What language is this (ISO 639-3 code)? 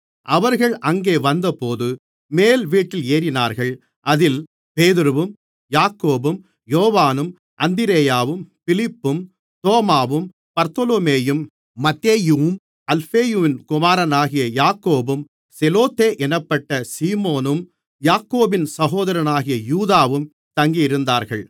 tam